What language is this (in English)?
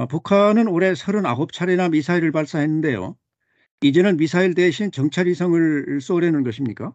Korean